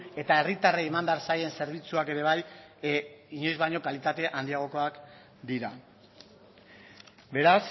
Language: Basque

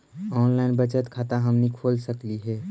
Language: Magahi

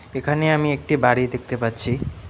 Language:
Bangla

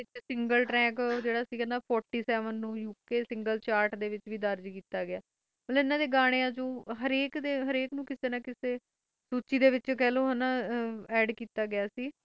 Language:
Punjabi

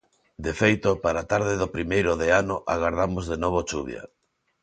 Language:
Galician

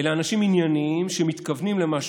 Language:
Hebrew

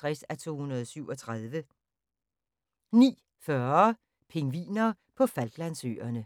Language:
Danish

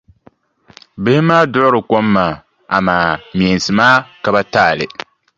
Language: Dagbani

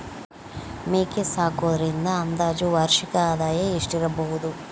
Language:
Kannada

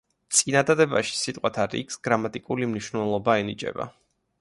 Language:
Georgian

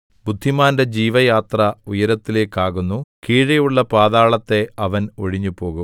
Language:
Malayalam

